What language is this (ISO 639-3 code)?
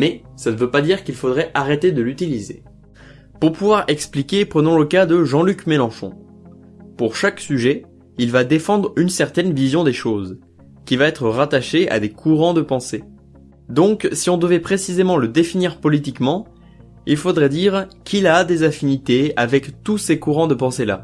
fra